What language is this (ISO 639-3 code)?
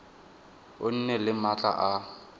tsn